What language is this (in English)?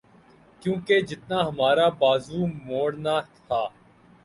Urdu